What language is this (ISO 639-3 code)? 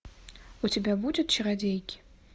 rus